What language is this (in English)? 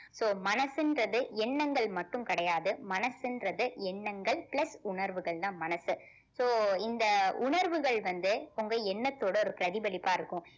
Tamil